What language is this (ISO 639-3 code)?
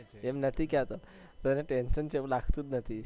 guj